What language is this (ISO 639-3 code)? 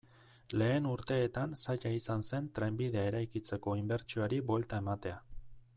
eus